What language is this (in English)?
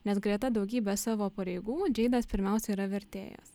Lithuanian